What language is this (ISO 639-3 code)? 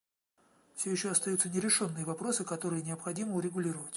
rus